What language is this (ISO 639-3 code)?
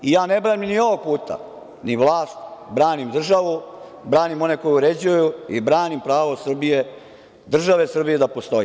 srp